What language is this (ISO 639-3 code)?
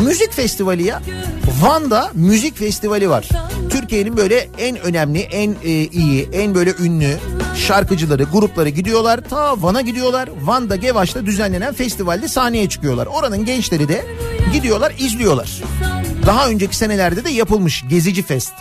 tur